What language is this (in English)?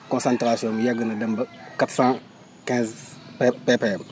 Wolof